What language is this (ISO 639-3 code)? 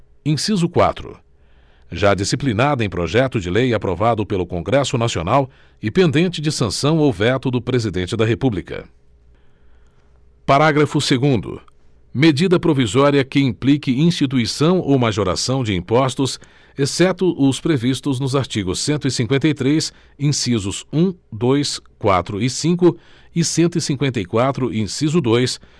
por